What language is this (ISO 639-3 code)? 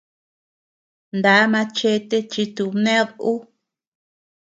cux